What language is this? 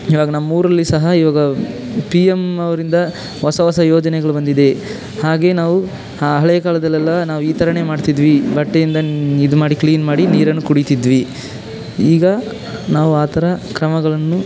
Kannada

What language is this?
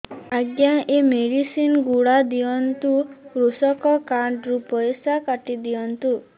Odia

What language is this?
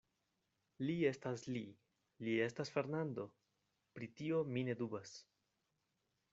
Esperanto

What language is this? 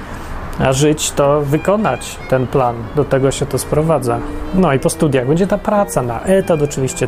Polish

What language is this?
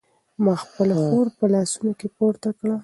Pashto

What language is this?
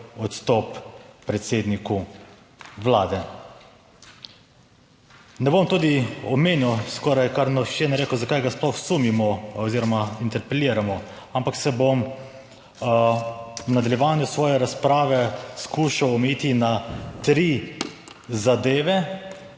Slovenian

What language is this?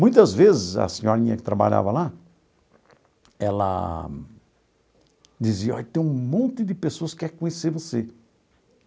Portuguese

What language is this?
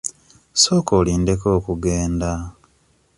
Ganda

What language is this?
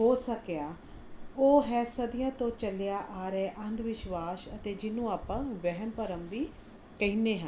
Punjabi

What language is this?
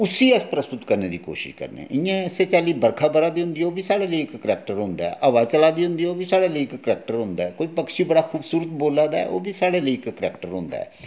Dogri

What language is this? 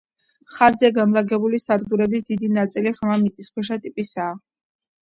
Georgian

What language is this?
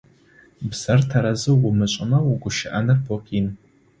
Adyghe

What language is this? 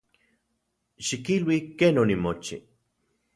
Central Puebla Nahuatl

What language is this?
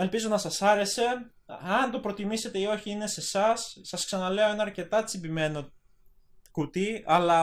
Greek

